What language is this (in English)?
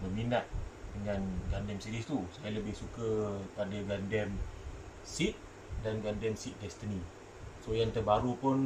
Malay